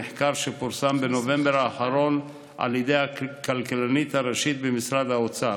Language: Hebrew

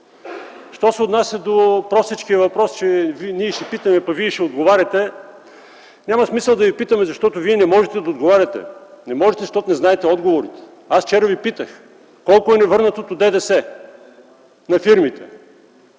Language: Bulgarian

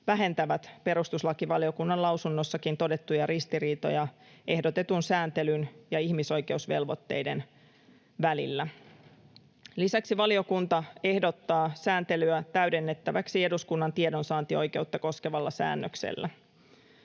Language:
Finnish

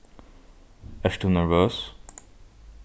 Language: Faroese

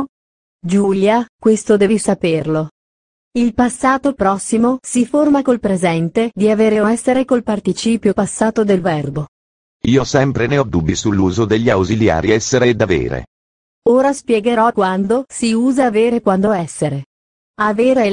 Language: Italian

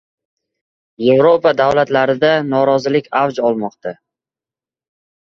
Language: Uzbek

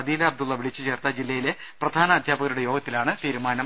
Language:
Malayalam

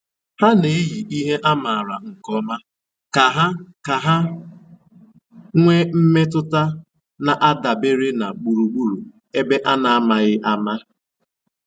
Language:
Igbo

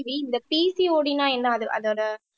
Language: Tamil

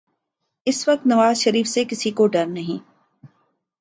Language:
Urdu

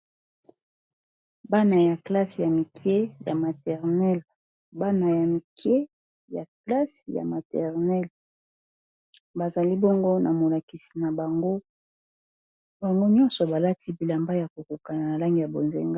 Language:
Lingala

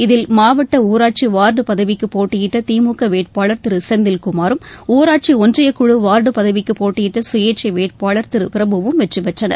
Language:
Tamil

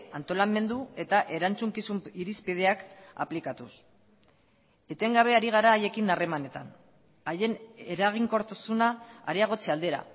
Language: Basque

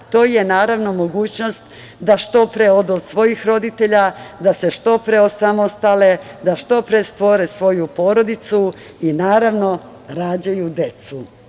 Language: Serbian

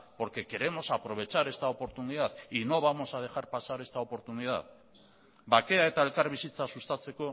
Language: Spanish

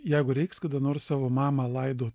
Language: Lithuanian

